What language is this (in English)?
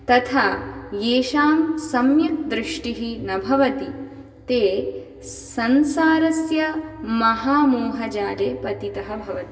Sanskrit